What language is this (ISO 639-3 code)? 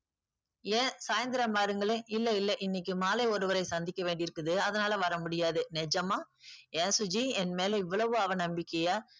tam